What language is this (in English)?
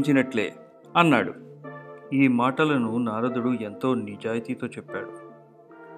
Telugu